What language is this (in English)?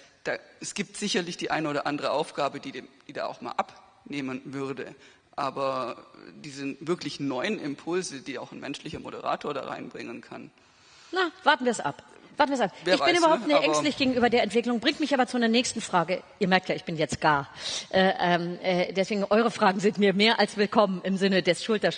German